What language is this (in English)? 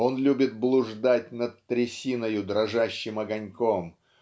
Russian